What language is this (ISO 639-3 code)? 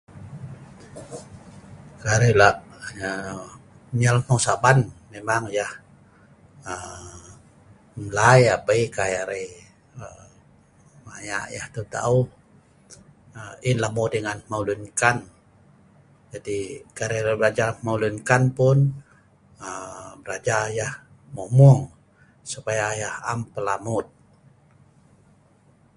snv